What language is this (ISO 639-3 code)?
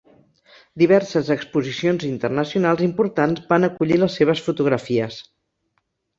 cat